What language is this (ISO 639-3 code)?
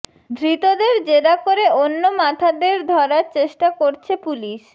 ben